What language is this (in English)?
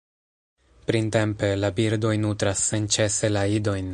Esperanto